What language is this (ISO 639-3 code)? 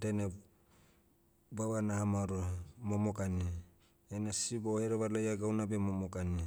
meu